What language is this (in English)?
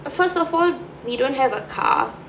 English